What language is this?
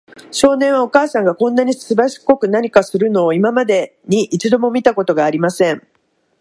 Japanese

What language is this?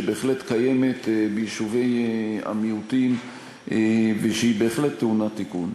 Hebrew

